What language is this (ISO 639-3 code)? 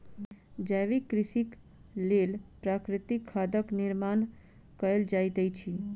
mai